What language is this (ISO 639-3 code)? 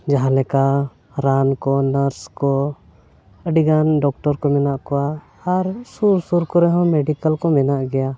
sat